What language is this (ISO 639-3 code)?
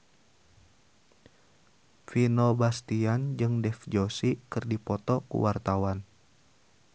sun